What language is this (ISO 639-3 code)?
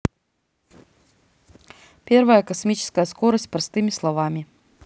rus